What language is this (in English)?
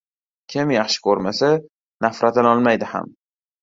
Uzbek